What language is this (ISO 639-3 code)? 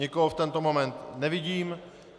ces